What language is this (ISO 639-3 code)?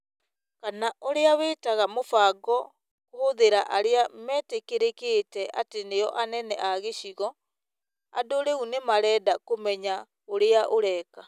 kik